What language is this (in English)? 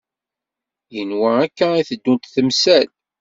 Kabyle